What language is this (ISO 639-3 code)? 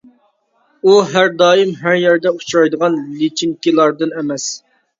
uig